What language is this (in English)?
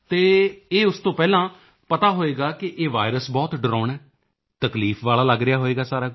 Punjabi